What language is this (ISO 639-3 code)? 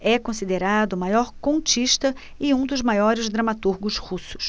por